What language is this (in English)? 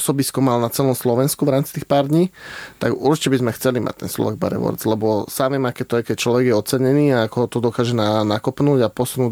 Slovak